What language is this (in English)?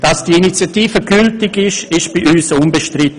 Swiss German